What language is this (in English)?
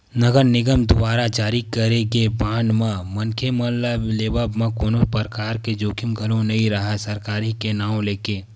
Chhattisgarhi